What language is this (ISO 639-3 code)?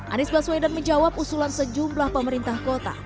ind